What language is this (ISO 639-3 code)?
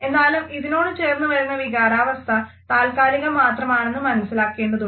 mal